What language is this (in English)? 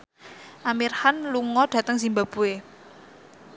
Javanese